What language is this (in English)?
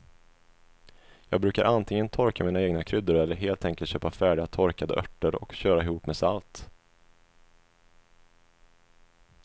Swedish